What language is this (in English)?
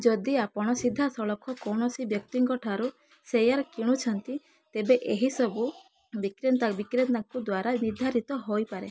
Odia